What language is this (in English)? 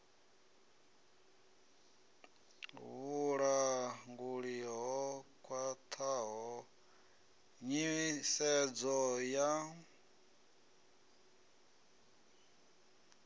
Venda